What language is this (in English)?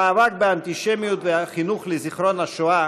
Hebrew